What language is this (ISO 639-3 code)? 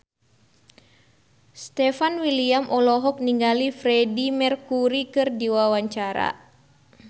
sun